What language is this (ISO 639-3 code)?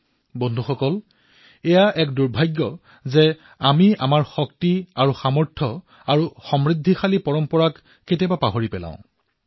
asm